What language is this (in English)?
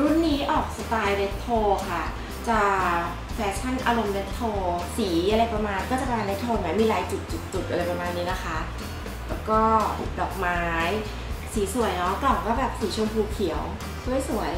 Thai